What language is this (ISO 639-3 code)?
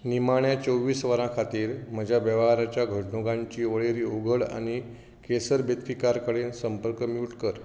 kok